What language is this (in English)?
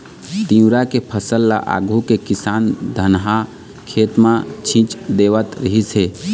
Chhattisgarhi